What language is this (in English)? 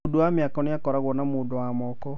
Kikuyu